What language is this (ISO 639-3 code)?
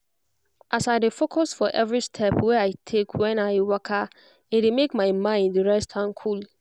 pcm